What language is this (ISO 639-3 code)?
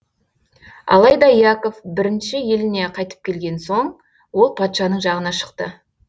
kaz